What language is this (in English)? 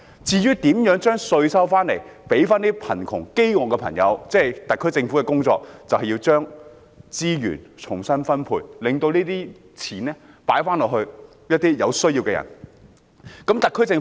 Cantonese